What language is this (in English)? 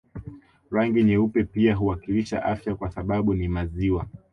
Swahili